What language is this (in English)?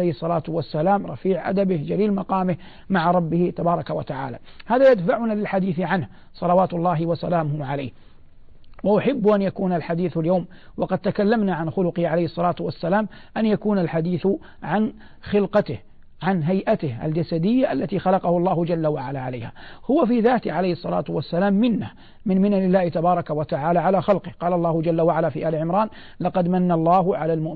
Arabic